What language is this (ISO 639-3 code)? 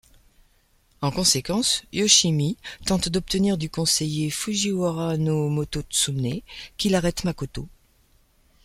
fra